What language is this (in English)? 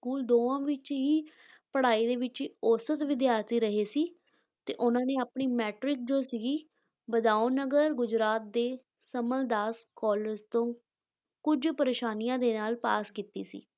Punjabi